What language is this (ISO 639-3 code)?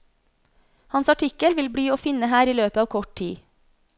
nor